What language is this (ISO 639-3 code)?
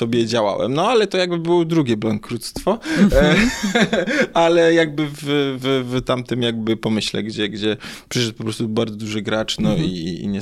pol